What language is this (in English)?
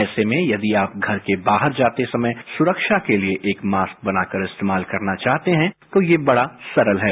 Hindi